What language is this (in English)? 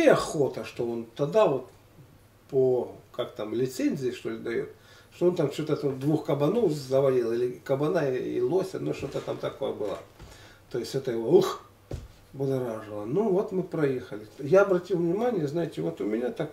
Russian